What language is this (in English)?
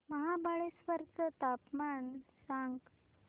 Marathi